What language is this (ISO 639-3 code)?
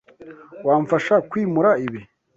kin